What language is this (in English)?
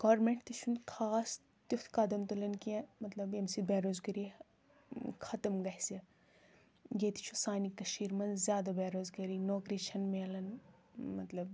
Kashmiri